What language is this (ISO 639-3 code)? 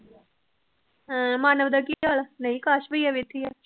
pan